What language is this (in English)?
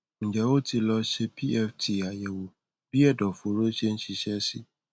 Yoruba